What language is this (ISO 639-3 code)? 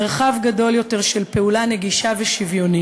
heb